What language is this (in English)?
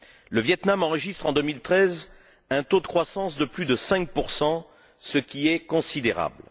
French